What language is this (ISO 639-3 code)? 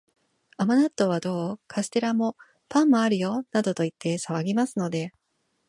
jpn